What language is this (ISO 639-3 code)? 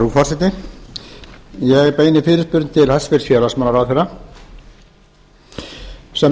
isl